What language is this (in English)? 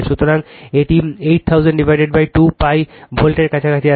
Bangla